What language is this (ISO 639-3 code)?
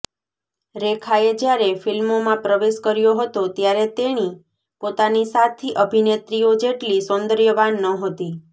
guj